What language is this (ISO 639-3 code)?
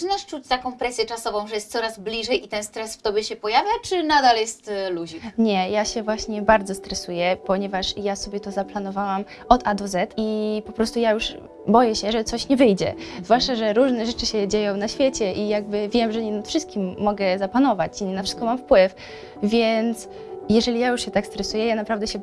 pol